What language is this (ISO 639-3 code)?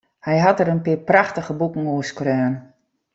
fry